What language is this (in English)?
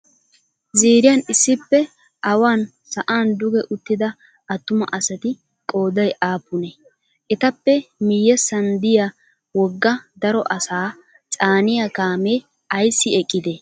Wolaytta